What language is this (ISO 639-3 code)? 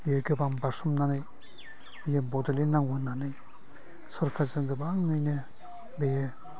brx